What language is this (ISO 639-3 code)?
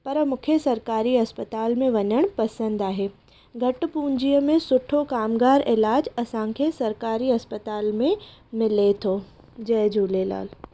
snd